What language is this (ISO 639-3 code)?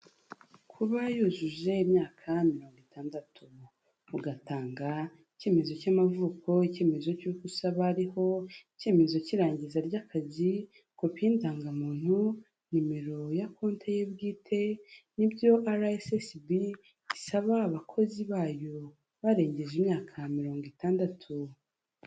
kin